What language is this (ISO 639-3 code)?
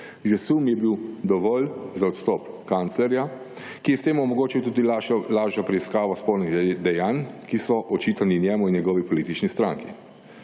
slv